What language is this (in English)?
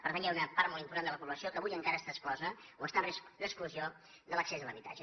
Catalan